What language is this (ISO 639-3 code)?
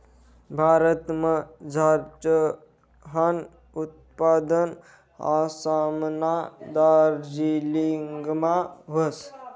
mar